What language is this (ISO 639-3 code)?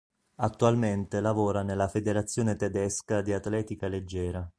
ita